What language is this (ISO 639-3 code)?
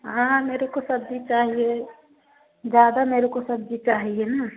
hin